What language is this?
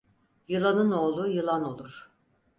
Turkish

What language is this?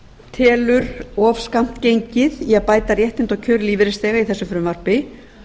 Icelandic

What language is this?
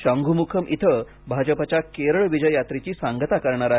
Marathi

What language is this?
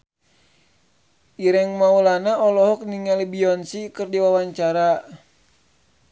Sundanese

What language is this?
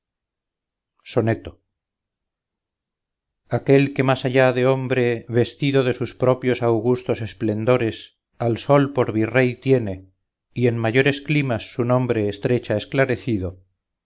Spanish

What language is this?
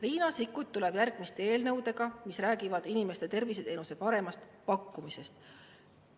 Estonian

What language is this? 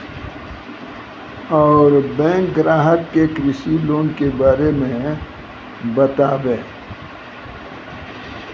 Maithili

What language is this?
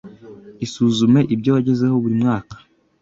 Kinyarwanda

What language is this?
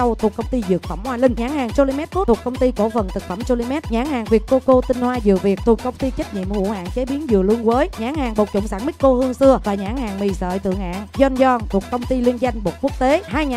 Vietnamese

